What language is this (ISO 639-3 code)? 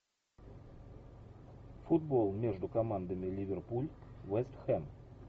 rus